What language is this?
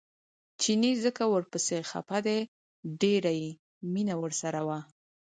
Pashto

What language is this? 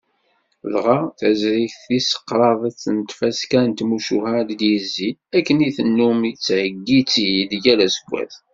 Kabyle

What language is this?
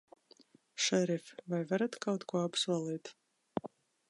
Latvian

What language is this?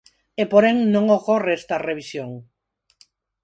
Galician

